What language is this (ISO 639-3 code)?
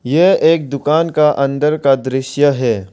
hin